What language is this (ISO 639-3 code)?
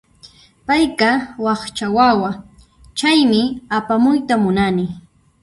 qxp